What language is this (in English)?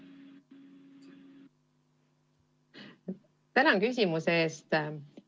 Estonian